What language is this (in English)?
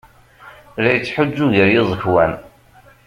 Kabyle